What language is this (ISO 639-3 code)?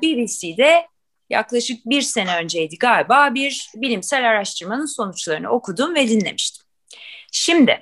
tur